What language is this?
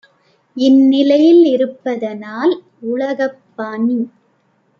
Tamil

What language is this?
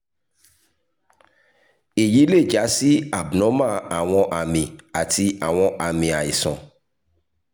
Yoruba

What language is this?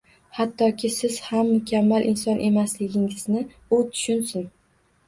Uzbek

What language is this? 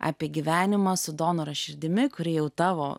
Lithuanian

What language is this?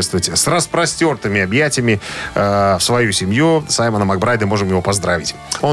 Russian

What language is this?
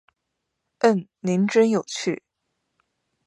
Chinese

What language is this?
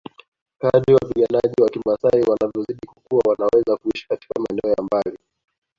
Swahili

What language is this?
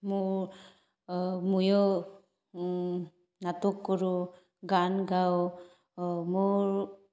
Assamese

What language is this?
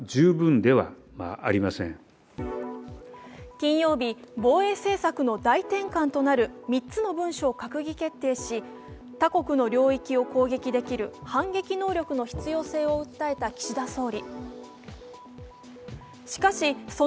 Japanese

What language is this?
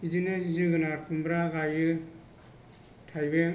Bodo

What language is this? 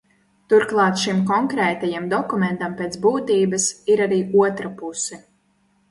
Latvian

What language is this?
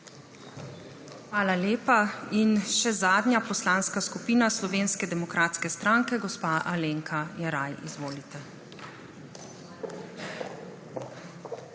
Slovenian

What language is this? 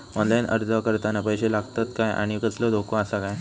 Marathi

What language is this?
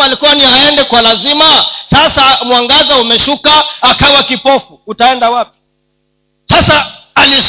Swahili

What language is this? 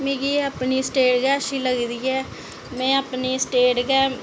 Dogri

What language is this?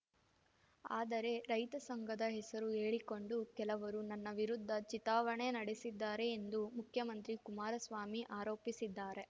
Kannada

